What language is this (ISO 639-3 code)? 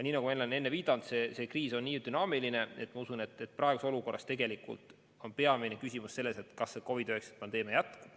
est